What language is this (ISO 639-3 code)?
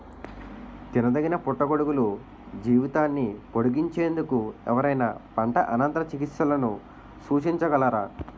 tel